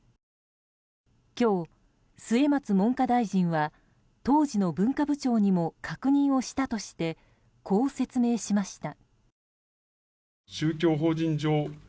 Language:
Japanese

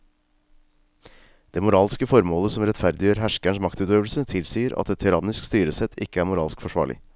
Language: Norwegian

